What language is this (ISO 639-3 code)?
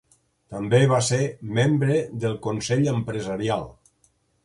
cat